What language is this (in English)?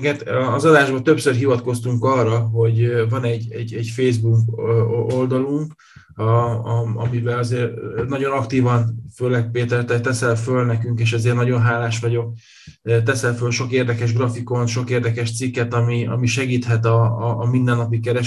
Hungarian